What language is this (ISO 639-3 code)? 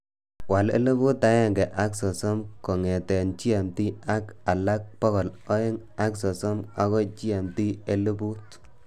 kln